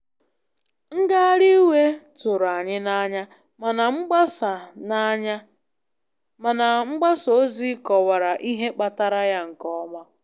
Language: Igbo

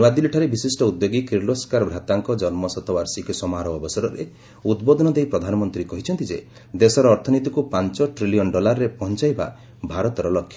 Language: Odia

